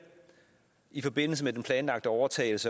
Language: Danish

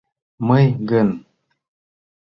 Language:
Mari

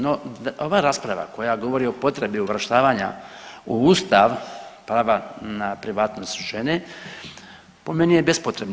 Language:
Croatian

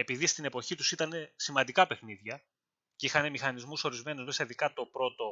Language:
Greek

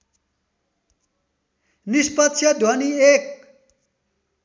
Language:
Nepali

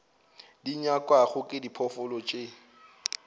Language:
Northern Sotho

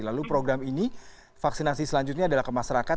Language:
Indonesian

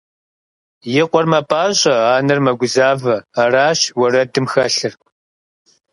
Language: Kabardian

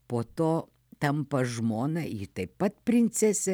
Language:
Lithuanian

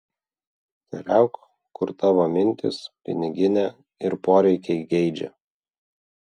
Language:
Lithuanian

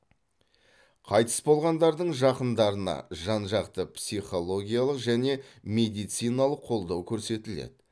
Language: Kazakh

